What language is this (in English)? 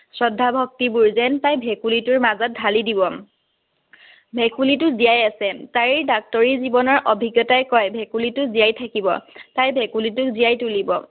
Assamese